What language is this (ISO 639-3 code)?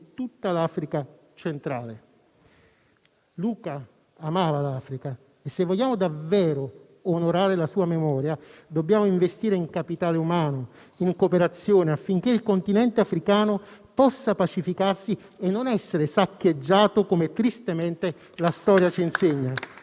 ita